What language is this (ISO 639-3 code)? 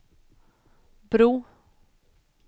swe